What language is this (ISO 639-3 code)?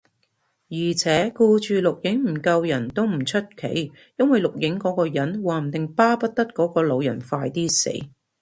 yue